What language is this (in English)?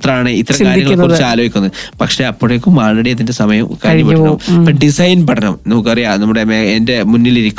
Malayalam